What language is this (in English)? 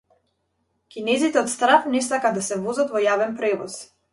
Macedonian